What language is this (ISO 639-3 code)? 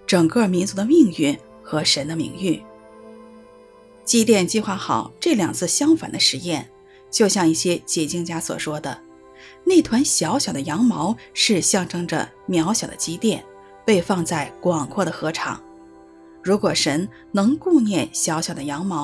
zho